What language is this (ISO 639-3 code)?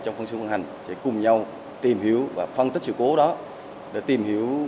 vie